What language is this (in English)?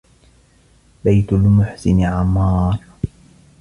Arabic